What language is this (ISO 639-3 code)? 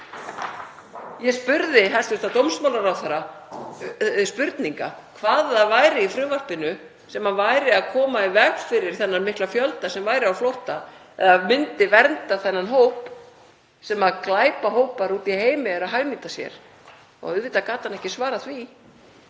isl